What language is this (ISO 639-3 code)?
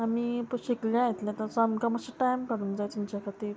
kok